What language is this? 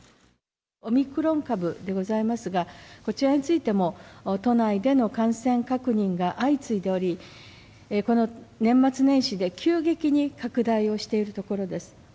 Japanese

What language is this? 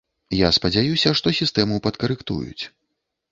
Belarusian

